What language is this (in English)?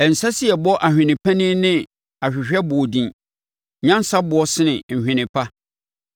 Akan